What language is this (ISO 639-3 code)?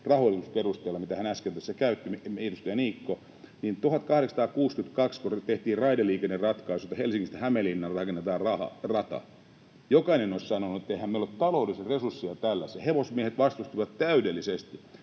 fin